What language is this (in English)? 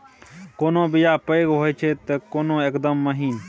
Maithili